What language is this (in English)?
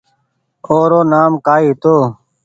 Goaria